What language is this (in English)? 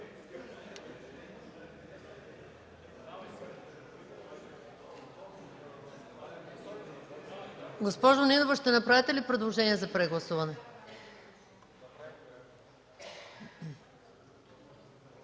Bulgarian